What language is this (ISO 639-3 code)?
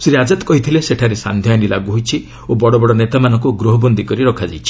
ori